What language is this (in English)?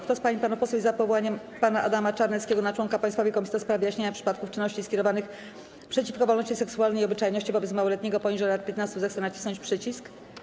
Polish